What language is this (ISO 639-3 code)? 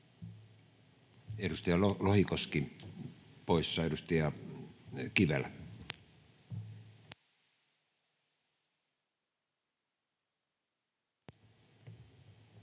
fin